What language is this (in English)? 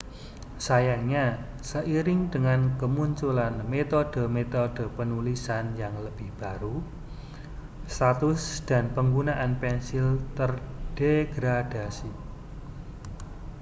Indonesian